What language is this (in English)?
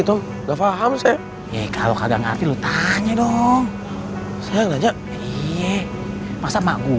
Indonesian